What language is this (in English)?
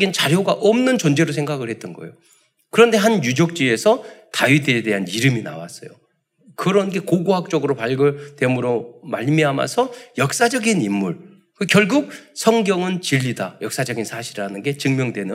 Korean